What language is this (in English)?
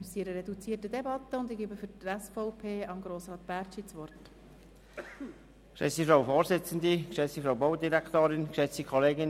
Swiss German